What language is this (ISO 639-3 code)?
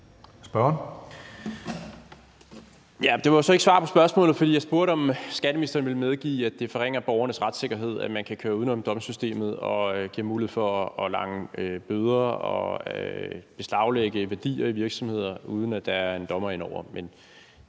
dan